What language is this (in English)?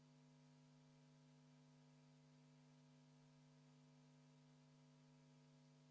Estonian